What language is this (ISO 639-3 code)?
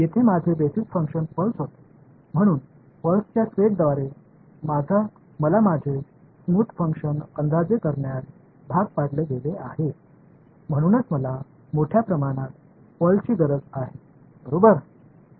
tam